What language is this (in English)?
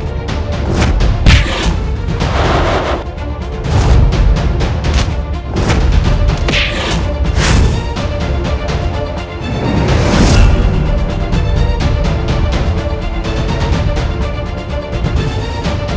Indonesian